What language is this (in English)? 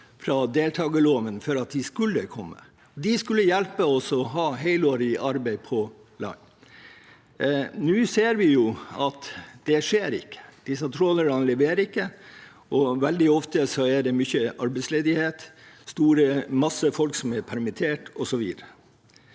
Norwegian